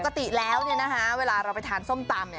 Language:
Thai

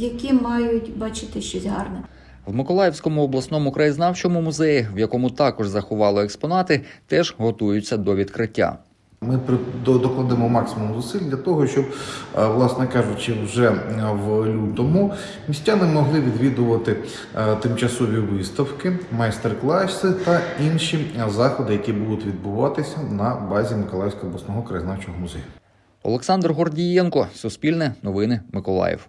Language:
Ukrainian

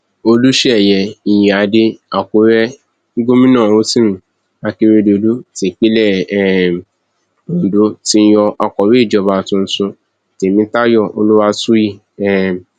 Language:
Yoruba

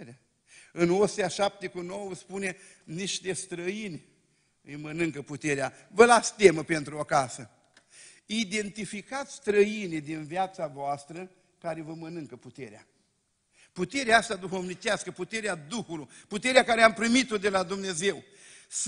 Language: Romanian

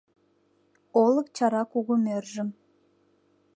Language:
Mari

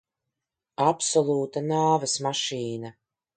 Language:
Latvian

